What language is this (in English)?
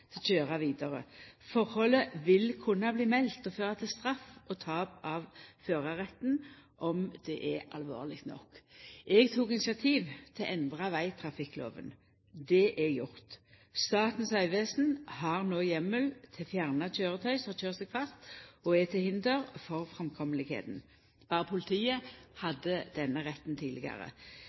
Norwegian Nynorsk